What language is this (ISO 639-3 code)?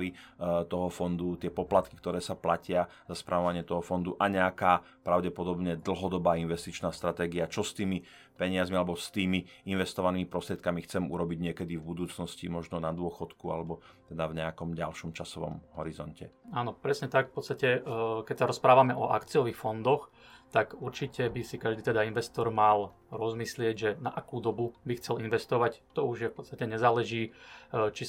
slk